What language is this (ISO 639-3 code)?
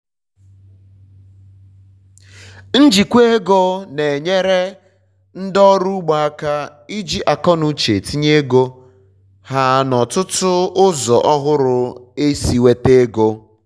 ibo